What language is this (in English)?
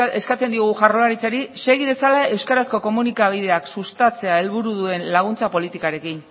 Basque